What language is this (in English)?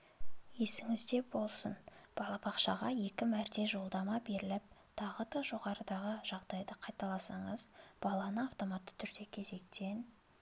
Kazakh